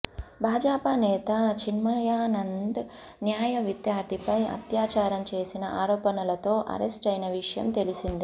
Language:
Telugu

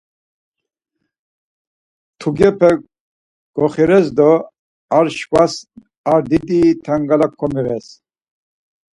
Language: Laz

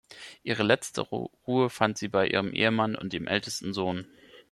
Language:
German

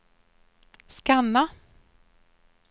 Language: Swedish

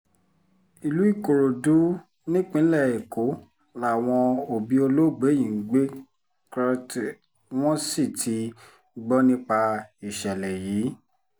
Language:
Yoruba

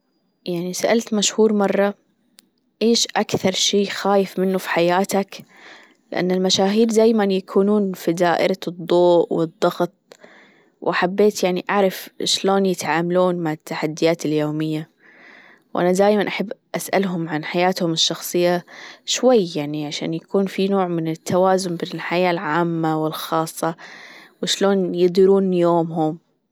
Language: Gulf Arabic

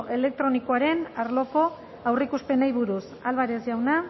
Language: Basque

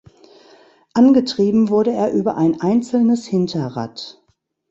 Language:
German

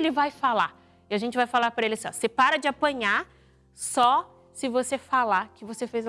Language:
Portuguese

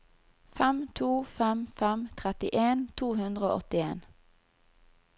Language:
Norwegian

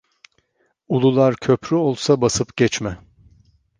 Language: Turkish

